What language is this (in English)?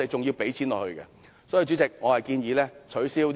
Cantonese